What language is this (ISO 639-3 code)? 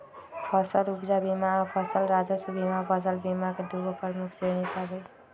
mag